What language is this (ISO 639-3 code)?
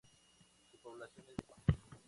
spa